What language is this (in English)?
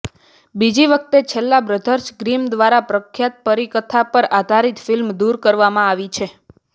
Gujarati